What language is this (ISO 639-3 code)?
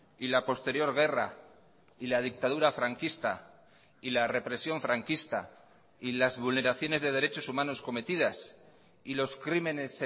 spa